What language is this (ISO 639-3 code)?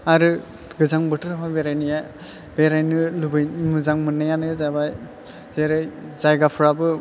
brx